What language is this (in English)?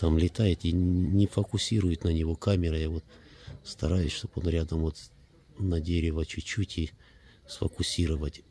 Russian